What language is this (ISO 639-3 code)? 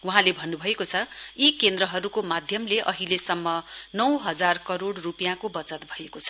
nep